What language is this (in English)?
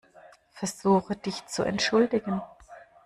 German